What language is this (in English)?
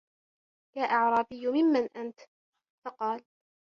Arabic